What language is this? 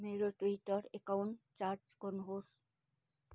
Nepali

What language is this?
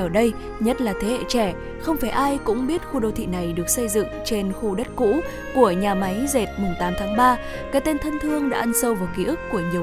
Vietnamese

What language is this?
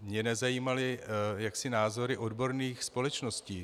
Czech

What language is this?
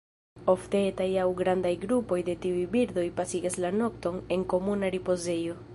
Esperanto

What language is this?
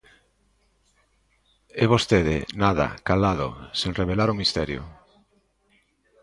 Galician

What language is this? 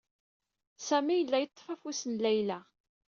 Kabyle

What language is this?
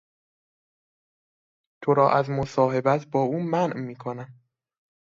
Persian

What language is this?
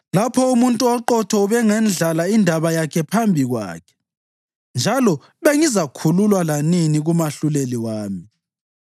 North Ndebele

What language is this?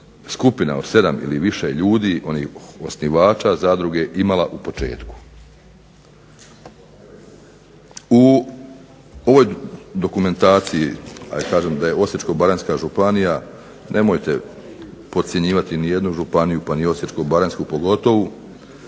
Croatian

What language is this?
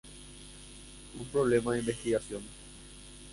Spanish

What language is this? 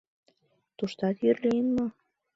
Mari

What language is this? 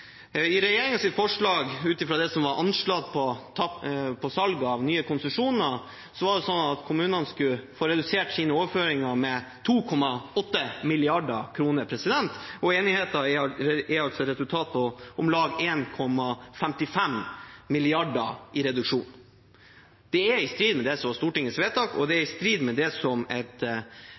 Norwegian Bokmål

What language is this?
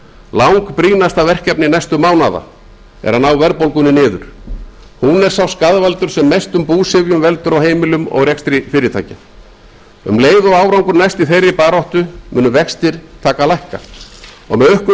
Icelandic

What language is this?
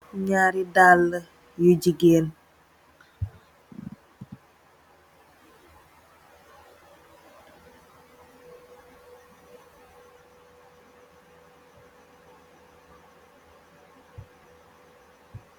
Wolof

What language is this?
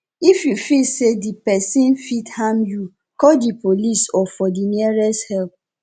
Nigerian Pidgin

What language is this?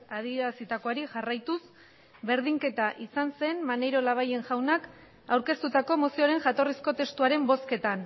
Basque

